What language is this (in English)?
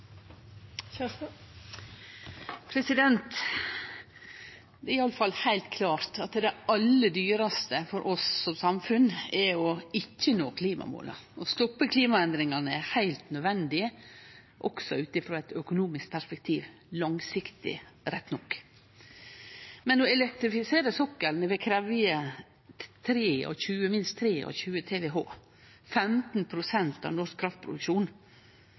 Norwegian Nynorsk